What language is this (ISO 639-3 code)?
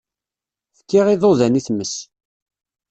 kab